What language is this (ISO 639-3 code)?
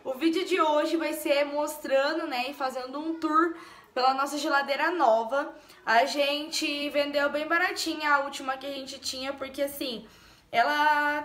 por